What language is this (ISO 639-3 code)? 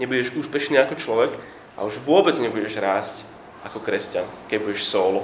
slk